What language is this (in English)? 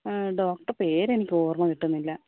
Malayalam